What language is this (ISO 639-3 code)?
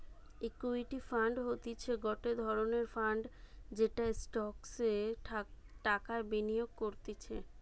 ben